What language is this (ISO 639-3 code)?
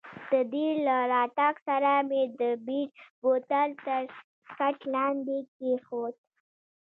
pus